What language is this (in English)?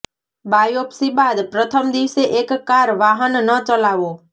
Gujarati